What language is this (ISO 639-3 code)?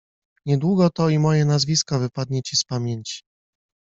pol